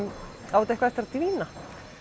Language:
Icelandic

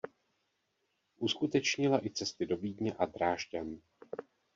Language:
Czech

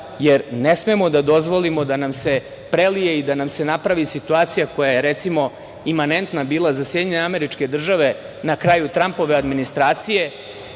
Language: Serbian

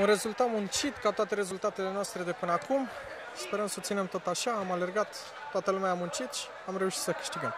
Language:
Romanian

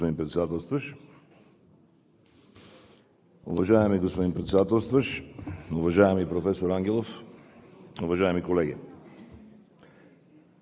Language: Bulgarian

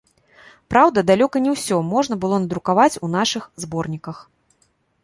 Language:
Belarusian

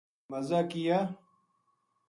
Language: Gujari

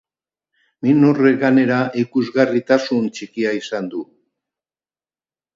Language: Basque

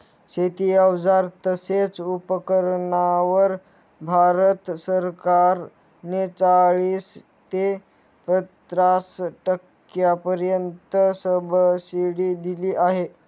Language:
Marathi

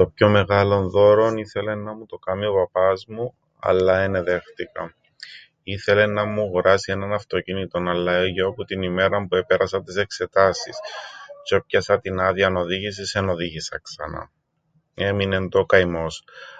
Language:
Greek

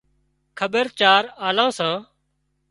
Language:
Wadiyara Koli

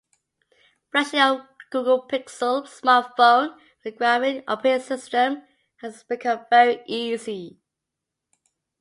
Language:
English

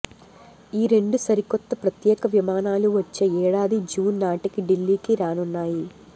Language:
Telugu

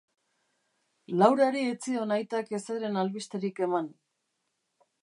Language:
Basque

